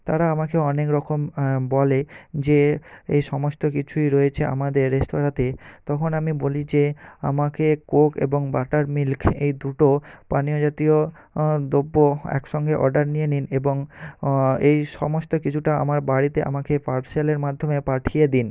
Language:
Bangla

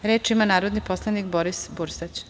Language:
Serbian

